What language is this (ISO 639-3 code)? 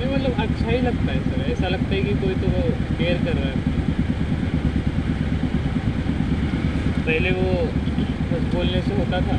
mar